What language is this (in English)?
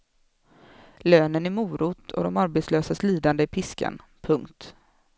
Swedish